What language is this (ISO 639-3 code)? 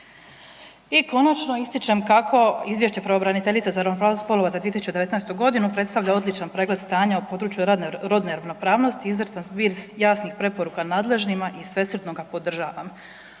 hrv